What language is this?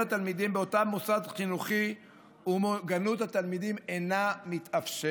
Hebrew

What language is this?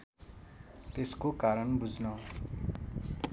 Nepali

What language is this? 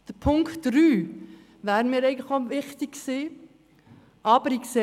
Swiss German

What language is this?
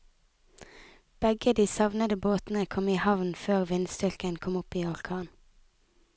Norwegian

